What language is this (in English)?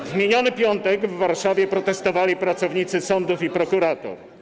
Polish